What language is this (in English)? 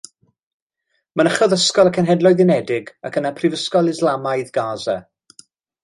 Welsh